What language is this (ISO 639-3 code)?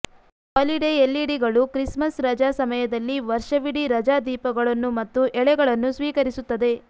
kan